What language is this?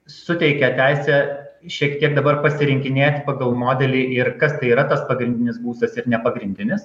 Lithuanian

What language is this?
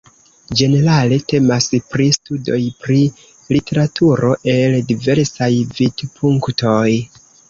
Esperanto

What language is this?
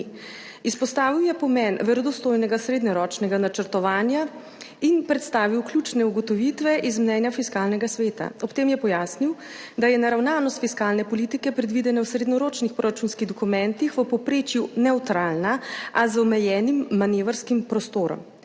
Slovenian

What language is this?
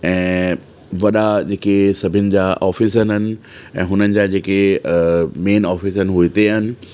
Sindhi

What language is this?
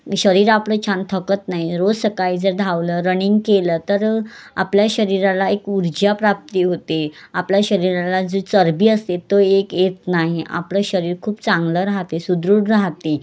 Marathi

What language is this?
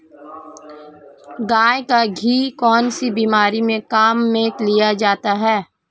Hindi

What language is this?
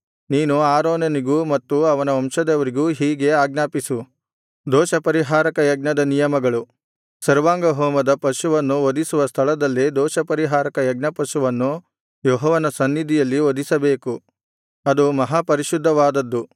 Kannada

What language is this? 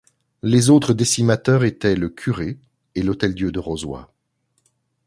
French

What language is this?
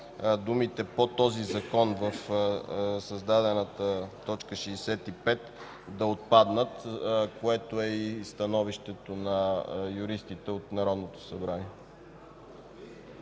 Bulgarian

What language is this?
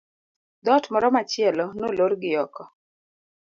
Luo (Kenya and Tanzania)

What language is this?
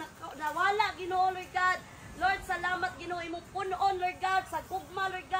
Filipino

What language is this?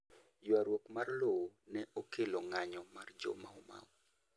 Luo (Kenya and Tanzania)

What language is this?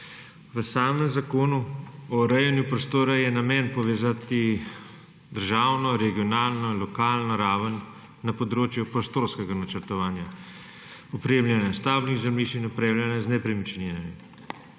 Slovenian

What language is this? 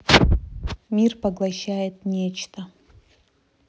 Russian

